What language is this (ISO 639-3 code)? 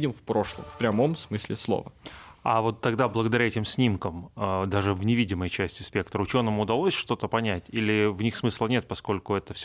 rus